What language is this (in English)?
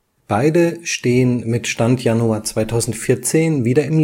German